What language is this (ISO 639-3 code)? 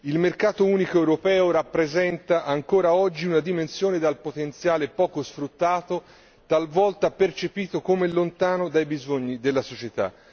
ita